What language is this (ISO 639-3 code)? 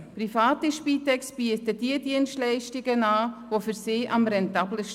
gsw